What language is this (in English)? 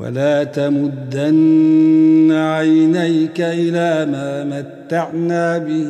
Arabic